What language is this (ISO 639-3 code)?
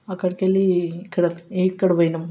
tel